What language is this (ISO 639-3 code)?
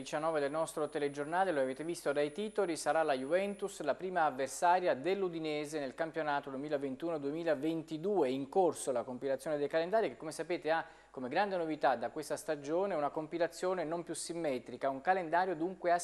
ita